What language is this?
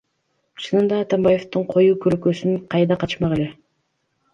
Kyrgyz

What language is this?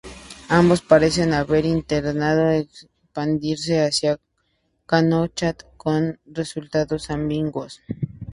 Spanish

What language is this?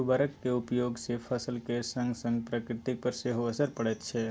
Maithili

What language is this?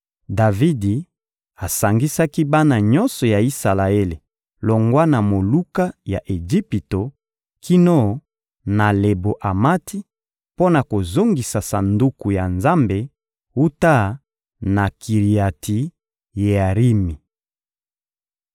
Lingala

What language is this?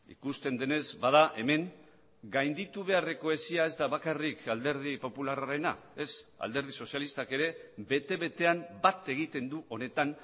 Basque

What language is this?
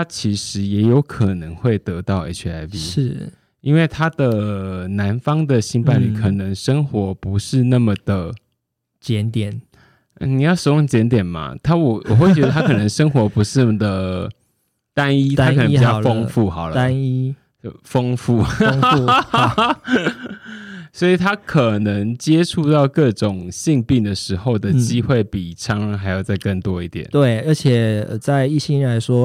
Chinese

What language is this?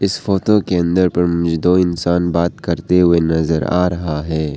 Hindi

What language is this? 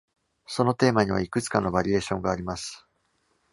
Japanese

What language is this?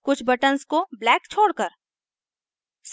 Hindi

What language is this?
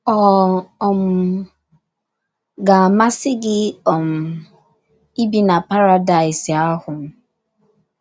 Igbo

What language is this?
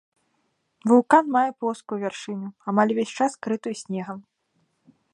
Belarusian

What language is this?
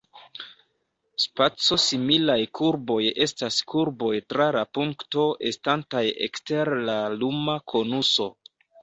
Esperanto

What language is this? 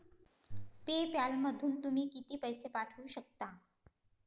Marathi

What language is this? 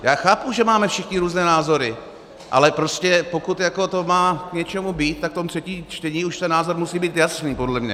Czech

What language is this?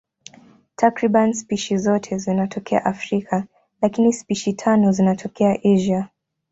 Swahili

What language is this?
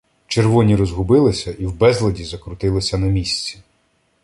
Ukrainian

